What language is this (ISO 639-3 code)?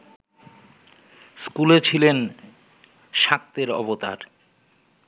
ben